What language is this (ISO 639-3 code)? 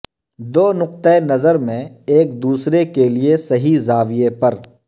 urd